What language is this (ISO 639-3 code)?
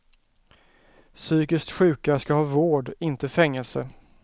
swe